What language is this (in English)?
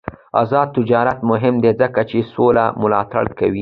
Pashto